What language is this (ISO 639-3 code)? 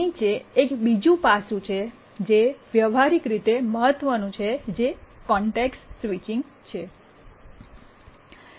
guj